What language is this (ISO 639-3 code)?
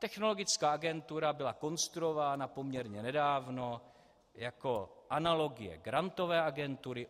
ces